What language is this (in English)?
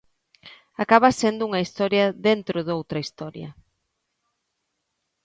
Galician